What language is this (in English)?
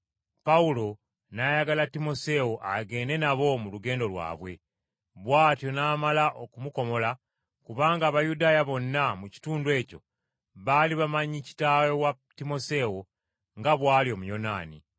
Ganda